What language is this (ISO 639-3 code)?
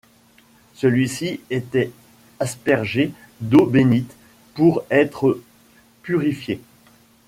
fra